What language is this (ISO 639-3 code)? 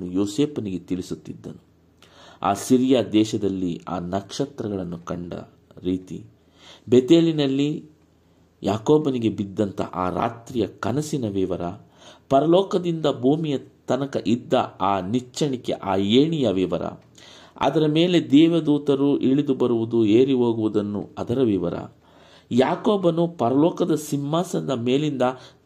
kan